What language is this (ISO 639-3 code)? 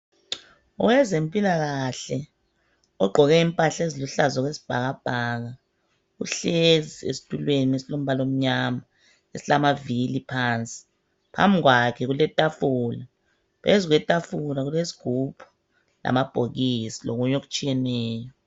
nde